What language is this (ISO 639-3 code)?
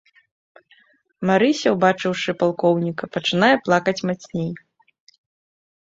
bel